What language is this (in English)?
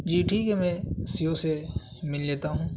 Urdu